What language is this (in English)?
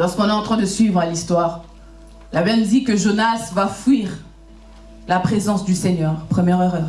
French